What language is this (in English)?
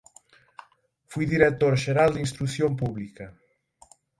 Galician